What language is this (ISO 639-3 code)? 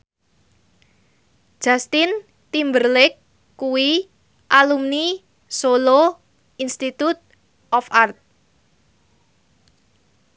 jav